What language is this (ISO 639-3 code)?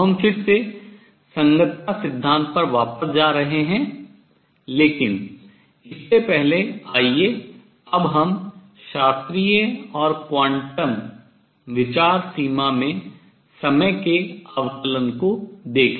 hin